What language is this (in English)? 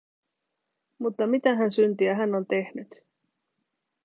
Finnish